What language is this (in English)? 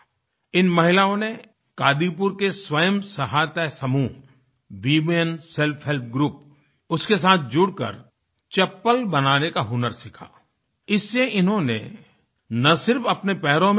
Hindi